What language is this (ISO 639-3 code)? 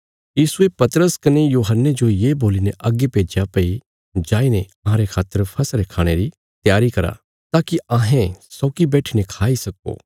kfs